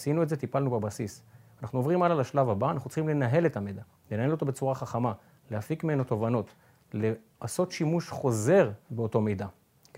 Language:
Hebrew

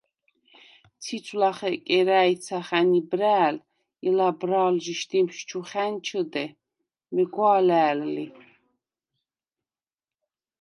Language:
Svan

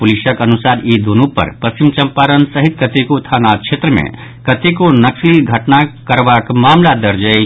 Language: Maithili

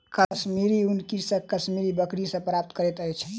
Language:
Maithili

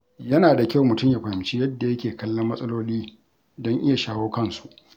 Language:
Hausa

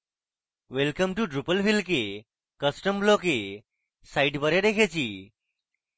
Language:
Bangla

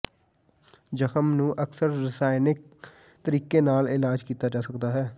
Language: Punjabi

